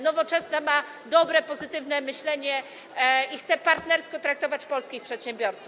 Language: Polish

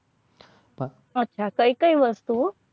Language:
Gujarati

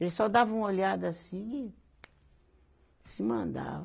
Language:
Portuguese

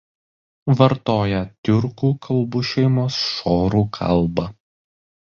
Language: Lithuanian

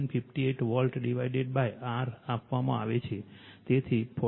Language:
Gujarati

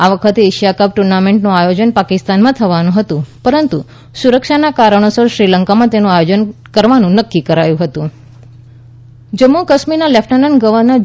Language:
Gujarati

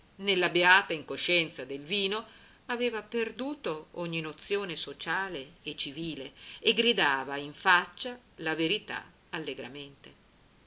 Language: Italian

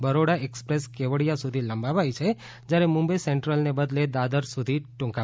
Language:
Gujarati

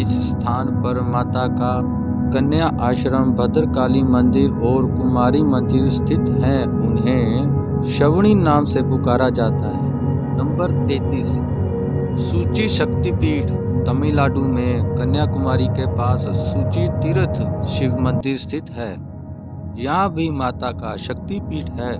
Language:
Hindi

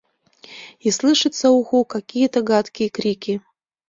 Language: Mari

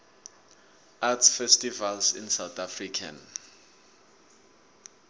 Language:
South Ndebele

